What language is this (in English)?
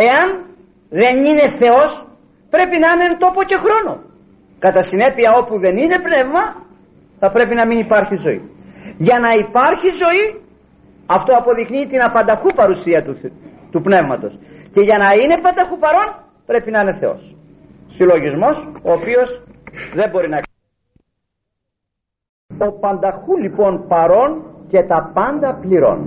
Greek